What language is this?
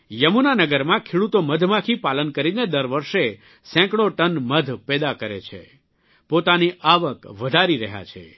Gujarati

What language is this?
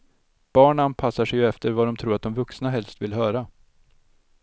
Swedish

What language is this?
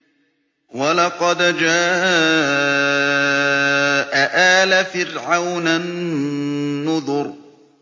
Arabic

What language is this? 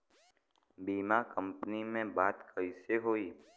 Bhojpuri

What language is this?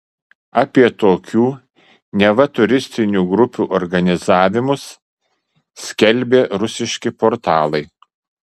Lithuanian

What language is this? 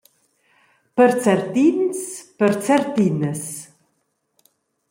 Romansh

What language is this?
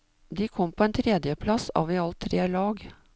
Norwegian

